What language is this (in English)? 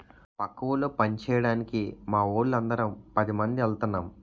Telugu